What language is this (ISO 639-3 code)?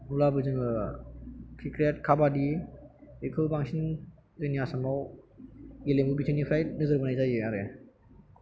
brx